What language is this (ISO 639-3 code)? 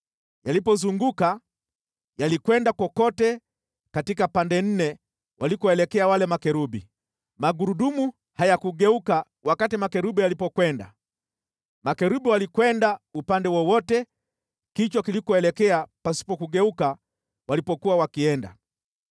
swa